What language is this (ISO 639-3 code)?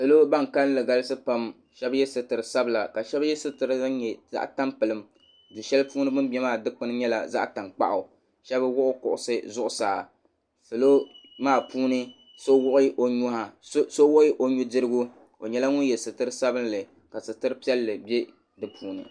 dag